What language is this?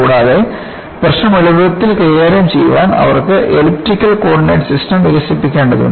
Malayalam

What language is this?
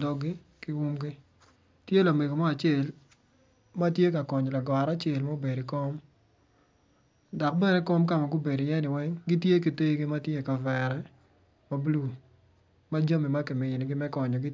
Acoli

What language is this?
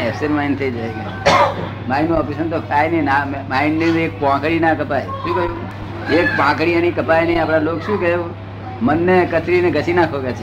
Gujarati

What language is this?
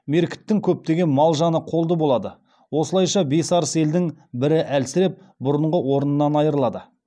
Kazakh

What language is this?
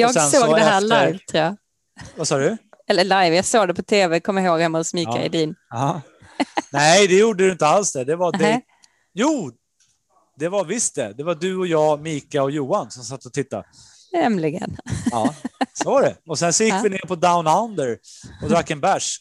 Swedish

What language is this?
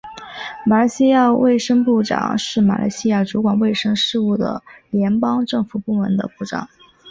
Chinese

